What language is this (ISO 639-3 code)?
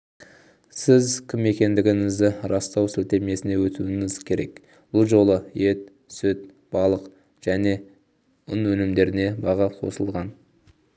kaz